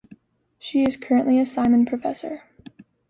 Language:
English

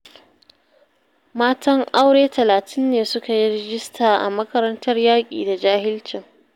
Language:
Hausa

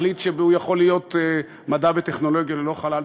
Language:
Hebrew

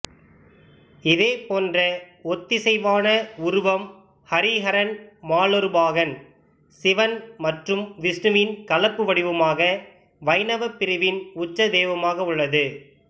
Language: Tamil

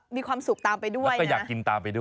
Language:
Thai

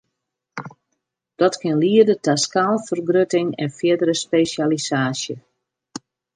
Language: Western Frisian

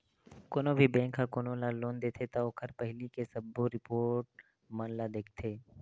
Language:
Chhattisgarhi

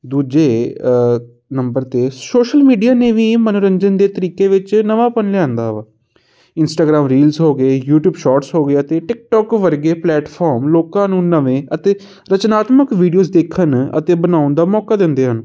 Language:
Punjabi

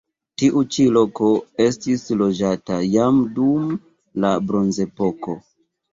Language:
Esperanto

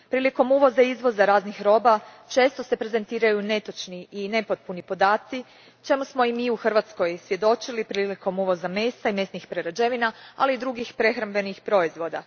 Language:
Croatian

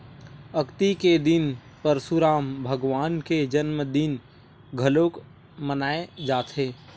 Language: Chhattisgarhi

